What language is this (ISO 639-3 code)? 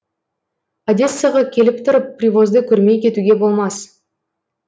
kaz